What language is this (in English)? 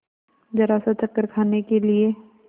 Hindi